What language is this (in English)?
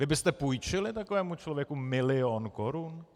Czech